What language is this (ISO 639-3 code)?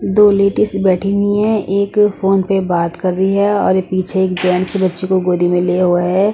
hin